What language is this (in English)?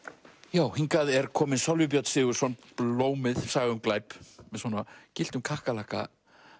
Icelandic